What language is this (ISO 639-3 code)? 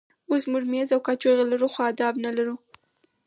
pus